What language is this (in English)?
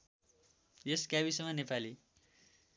Nepali